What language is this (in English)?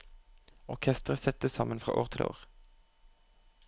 Norwegian